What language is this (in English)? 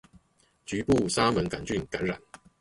Chinese